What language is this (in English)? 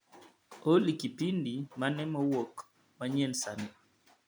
Luo (Kenya and Tanzania)